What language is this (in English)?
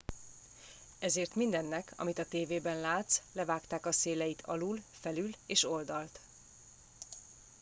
Hungarian